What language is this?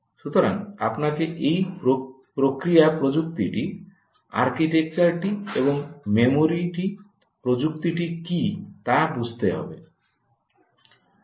Bangla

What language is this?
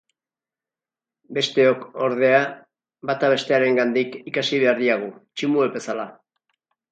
Basque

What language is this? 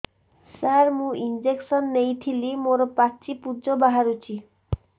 Odia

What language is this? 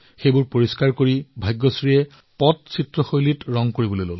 Assamese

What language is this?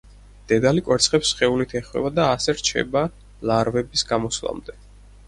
Georgian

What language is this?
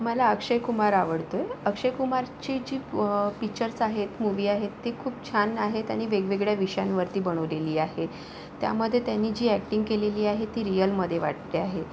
Marathi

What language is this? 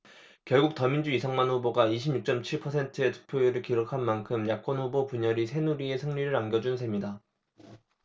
Korean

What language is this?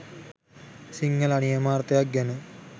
Sinhala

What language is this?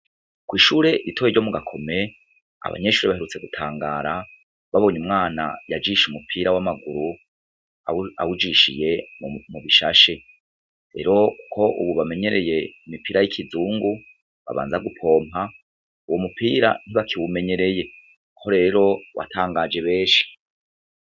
Rundi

